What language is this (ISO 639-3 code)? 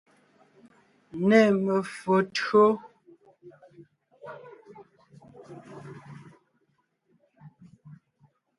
nnh